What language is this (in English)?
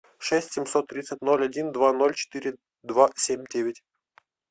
Russian